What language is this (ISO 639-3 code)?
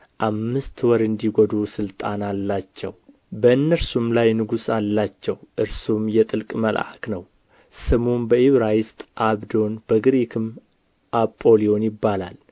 amh